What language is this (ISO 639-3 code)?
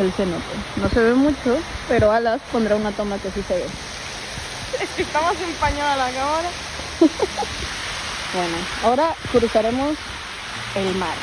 spa